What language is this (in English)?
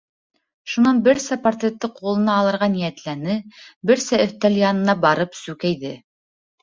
Bashkir